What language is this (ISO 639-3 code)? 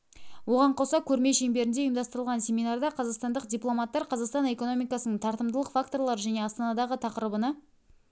kaz